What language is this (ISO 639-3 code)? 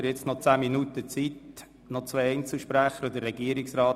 gsw